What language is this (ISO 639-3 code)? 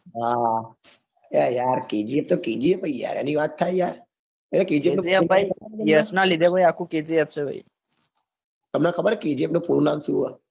guj